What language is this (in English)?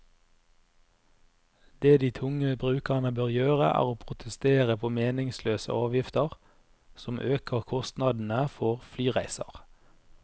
Norwegian